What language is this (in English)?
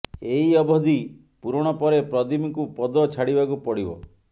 Odia